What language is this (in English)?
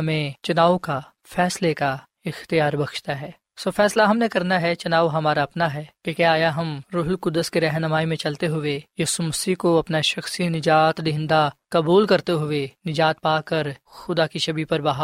Urdu